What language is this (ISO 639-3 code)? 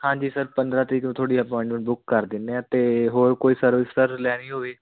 pan